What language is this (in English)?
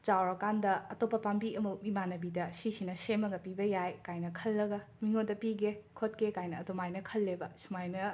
Manipuri